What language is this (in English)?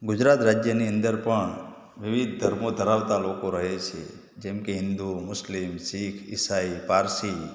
Gujarati